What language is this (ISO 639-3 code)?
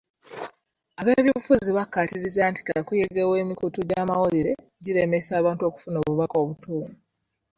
lug